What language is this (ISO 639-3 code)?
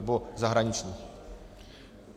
ces